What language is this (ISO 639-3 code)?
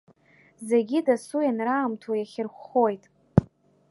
abk